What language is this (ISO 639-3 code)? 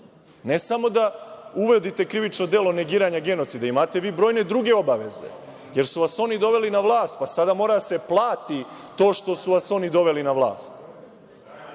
srp